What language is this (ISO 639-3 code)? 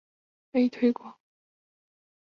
zho